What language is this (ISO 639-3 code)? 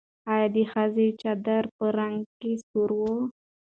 pus